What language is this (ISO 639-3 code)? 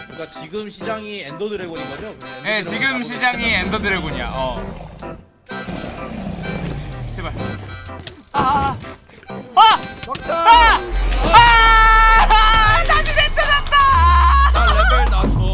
kor